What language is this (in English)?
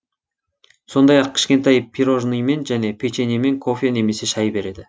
Kazakh